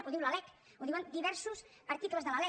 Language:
Catalan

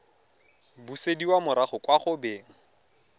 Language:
Tswana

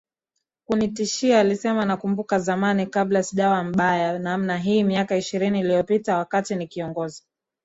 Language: Swahili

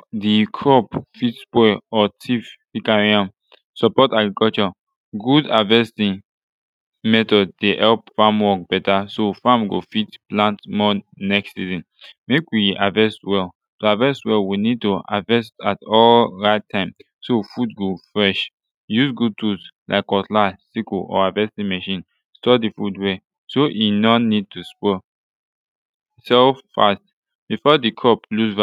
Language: Nigerian Pidgin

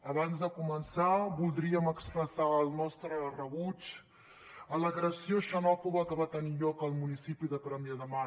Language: Catalan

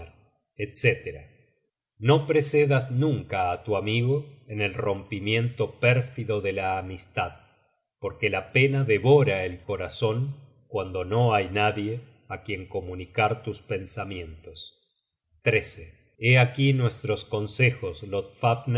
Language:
Spanish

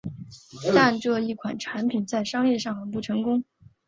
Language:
Chinese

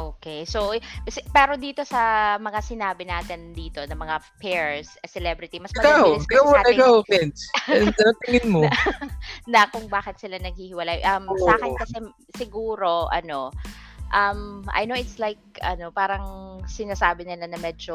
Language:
Filipino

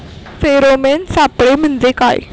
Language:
Marathi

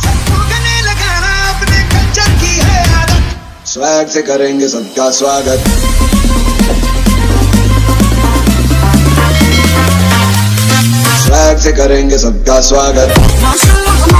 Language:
Arabic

